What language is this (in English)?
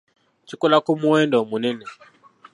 Ganda